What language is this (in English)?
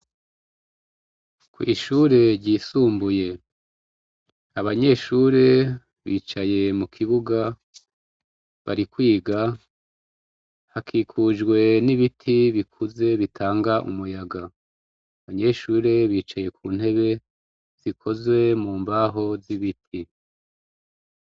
Rundi